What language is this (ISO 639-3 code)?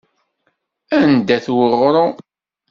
kab